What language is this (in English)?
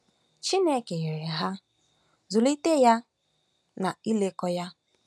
Igbo